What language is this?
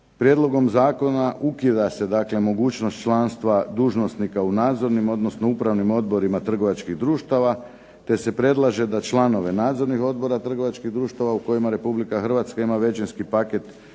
Croatian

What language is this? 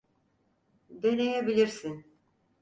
Turkish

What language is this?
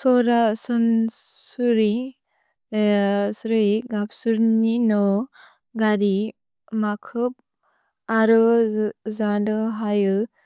Bodo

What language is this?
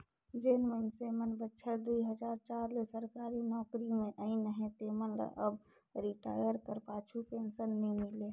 Chhattisgarhi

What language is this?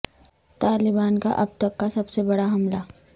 Urdu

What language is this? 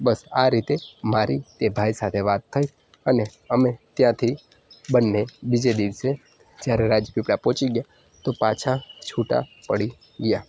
Gujarati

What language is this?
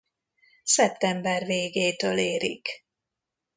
Hungarian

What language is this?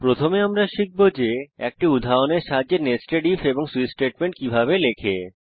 Bangla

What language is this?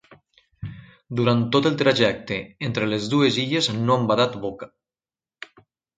Catalan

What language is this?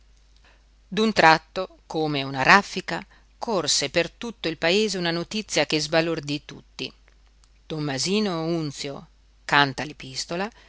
Italian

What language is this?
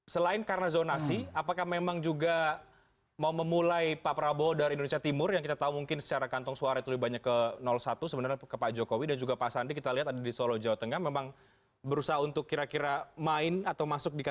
Indonesian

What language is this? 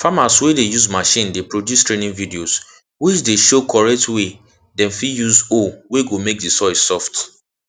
Nigerian Pidgin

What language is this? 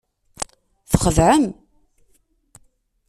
Kabyle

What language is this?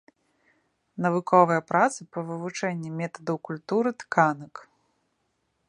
Belarusian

